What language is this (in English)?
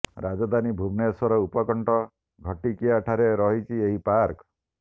Odia